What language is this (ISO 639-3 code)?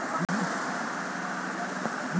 hin